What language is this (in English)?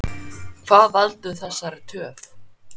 Icelandic